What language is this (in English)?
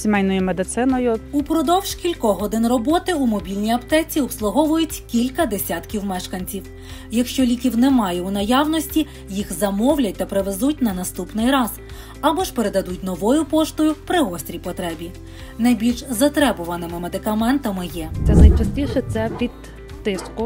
Ukrainian